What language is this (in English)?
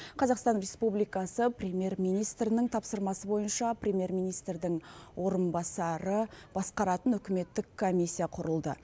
Kazakh